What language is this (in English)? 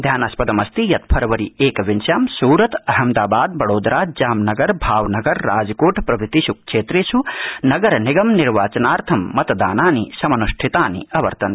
Sanskrit